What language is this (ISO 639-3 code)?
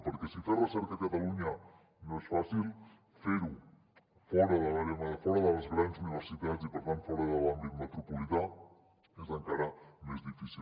cat